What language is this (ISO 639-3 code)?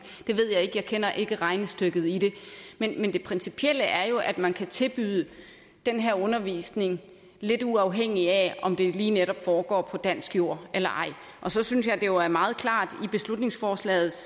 dan